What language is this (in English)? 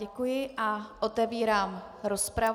Czech